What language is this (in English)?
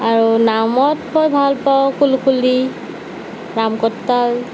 Assamese